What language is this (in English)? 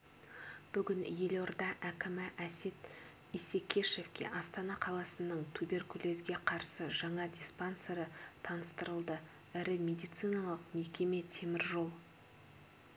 Kazakh